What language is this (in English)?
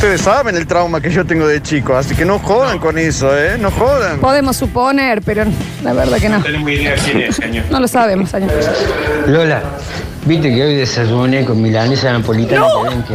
Spanish